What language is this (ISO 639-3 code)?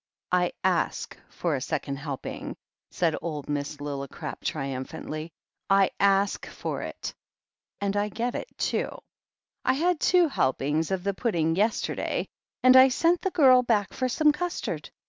eng